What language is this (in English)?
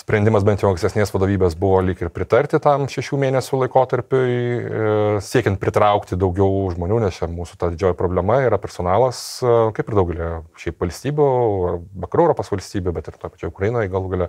Lithuanian